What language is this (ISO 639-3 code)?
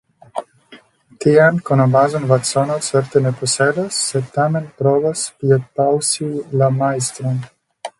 epo